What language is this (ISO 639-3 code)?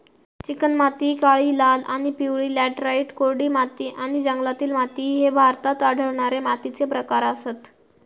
mar